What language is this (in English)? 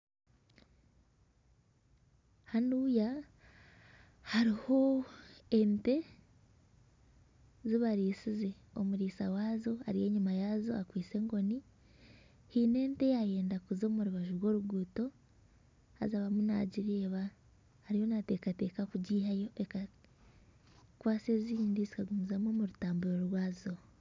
Nyankole